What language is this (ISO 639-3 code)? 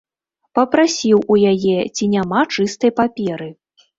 bel